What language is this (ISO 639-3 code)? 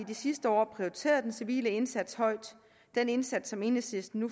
dan